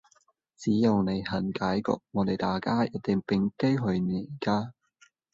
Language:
Cantonese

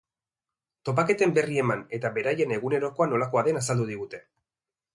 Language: Basque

